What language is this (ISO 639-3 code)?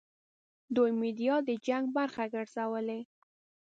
pus